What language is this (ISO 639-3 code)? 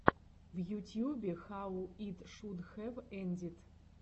rus